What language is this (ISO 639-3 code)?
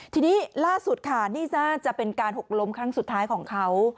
tha